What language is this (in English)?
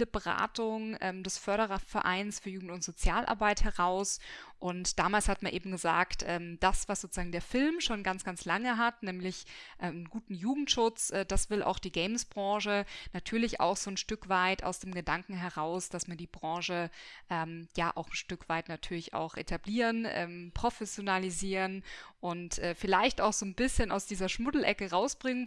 German